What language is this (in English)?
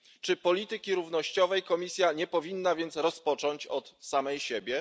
Polish